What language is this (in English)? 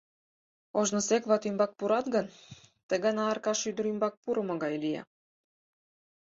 Mari